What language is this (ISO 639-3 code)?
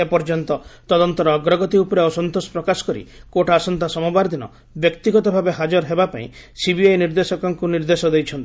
ori